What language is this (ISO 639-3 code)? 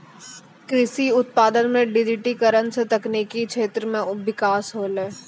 mai